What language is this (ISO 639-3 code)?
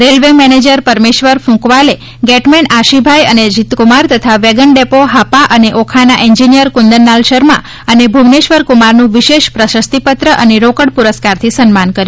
guj